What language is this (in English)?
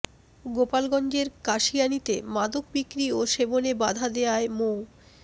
Bangla